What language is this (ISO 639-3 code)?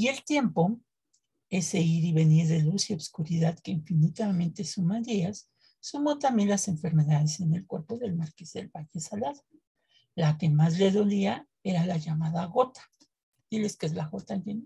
spa